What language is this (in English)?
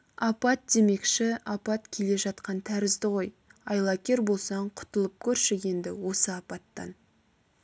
Kazakh